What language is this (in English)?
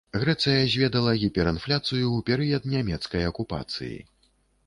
Belarusian